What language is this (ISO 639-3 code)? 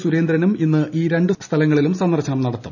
mal